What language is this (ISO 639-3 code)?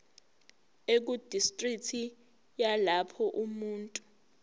zul